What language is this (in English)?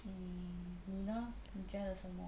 English